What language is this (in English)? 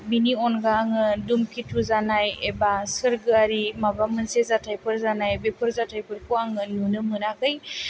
Bodo